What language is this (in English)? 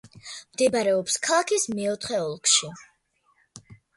Georgian